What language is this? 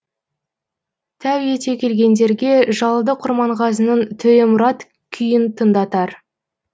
Kazakh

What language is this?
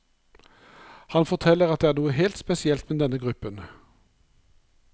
Norwegian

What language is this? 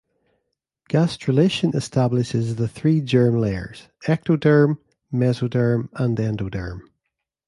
English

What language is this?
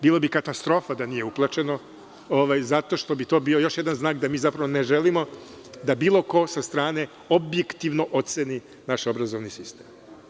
Serbian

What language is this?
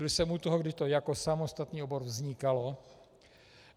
Czech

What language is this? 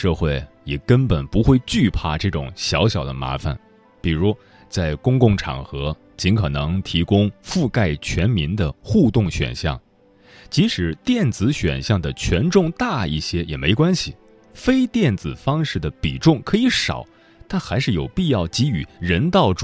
Chinese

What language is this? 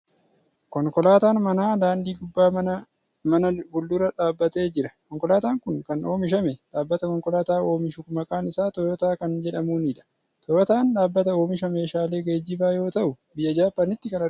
Oromo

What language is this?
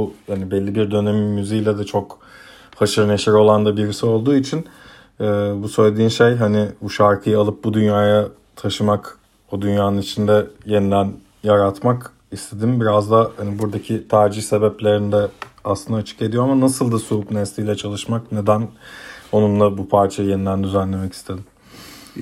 Turkish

